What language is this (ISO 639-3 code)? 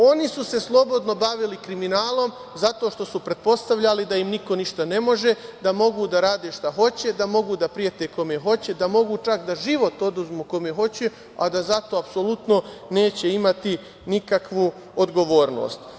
srp